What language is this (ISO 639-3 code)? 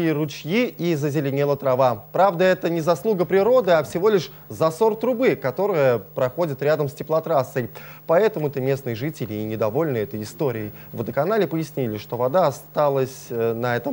rus